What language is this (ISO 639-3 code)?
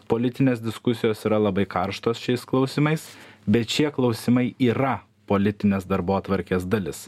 lit